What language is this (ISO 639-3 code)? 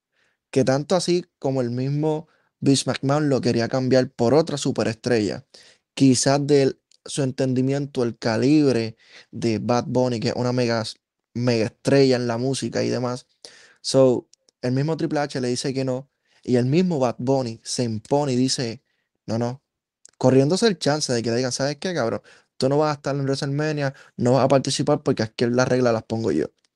spa